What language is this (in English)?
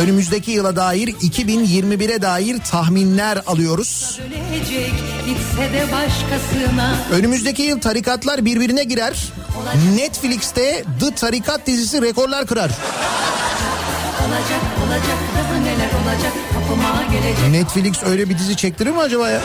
Turkish